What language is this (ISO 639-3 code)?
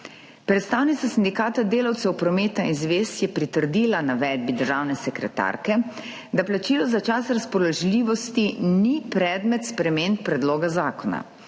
slv